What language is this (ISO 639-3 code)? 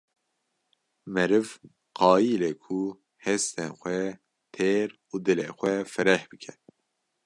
kur